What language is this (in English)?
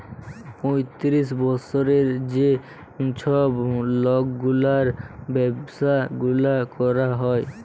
Bangla